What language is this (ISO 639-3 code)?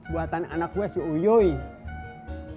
ind